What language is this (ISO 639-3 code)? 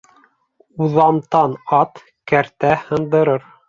bak